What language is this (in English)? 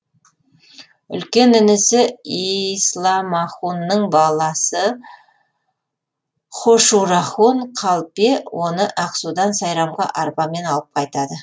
Kazakh